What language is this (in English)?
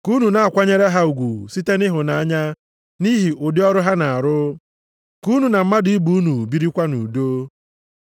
Igbo